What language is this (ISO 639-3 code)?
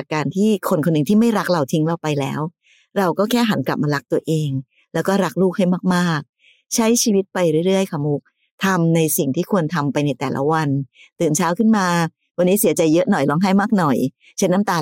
tha